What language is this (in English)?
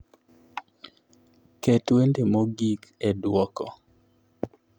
Luo (Kenya and Tanzania)